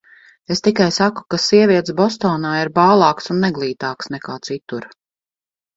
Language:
Latvian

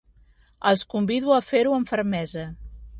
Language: Catalan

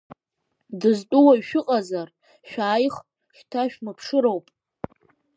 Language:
Abkhazian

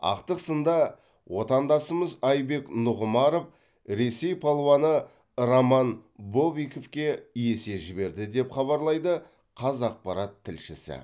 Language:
Kazakh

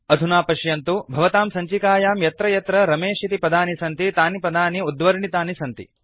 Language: Sanskrit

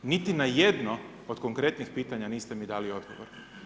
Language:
Croatian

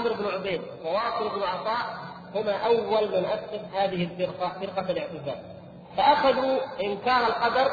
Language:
Arabic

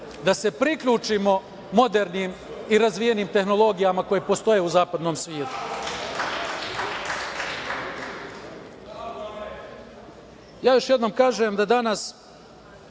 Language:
Serbian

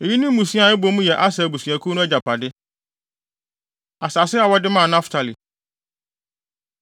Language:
Akan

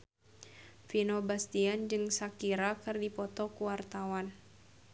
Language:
Sundanese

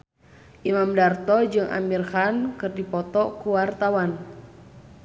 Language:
Sundanese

